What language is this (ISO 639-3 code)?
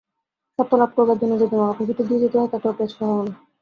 ben